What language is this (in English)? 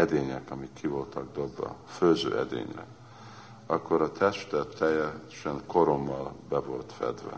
Hungarian